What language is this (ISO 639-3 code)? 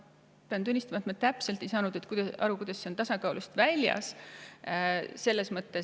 est